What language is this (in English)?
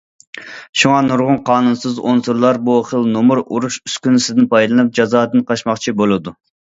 Uyghur